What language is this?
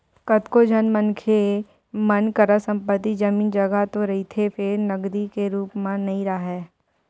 Chhattisgarhi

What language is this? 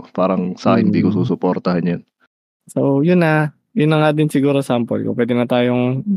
Filipino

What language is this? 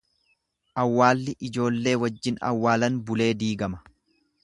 Oromo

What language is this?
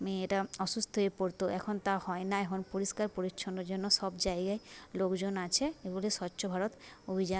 Bangla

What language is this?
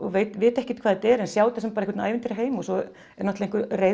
Icelandic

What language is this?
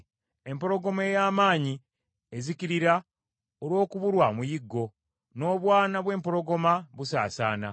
Ganda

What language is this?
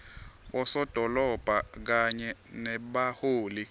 Swati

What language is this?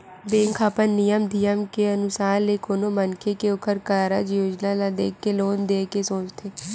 Chhattisgarhi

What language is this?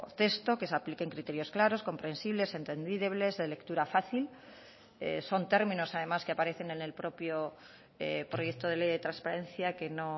Spanish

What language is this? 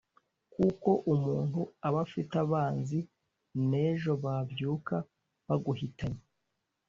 Kinyarwanda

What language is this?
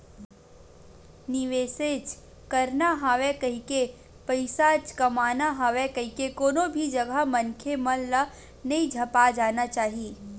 Chhattisgarhi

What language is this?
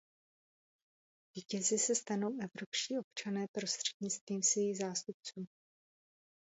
Czech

